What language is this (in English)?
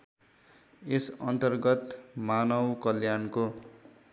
Nepali